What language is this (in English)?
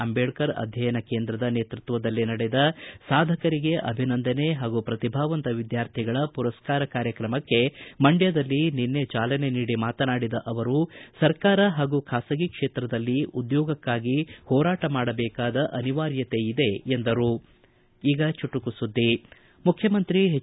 Kannada